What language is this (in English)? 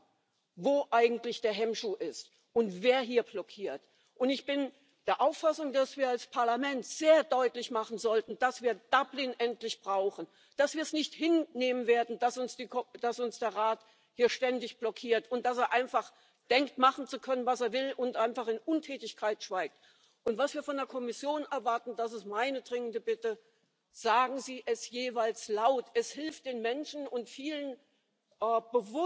English